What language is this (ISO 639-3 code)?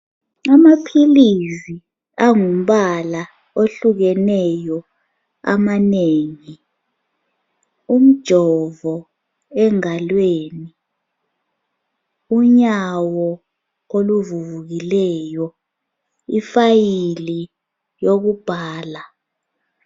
nde